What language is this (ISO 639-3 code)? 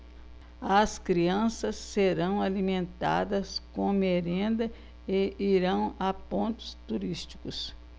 por